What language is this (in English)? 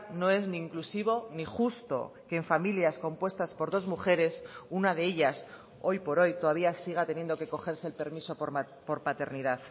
Spanish